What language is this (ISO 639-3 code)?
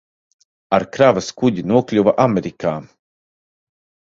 lav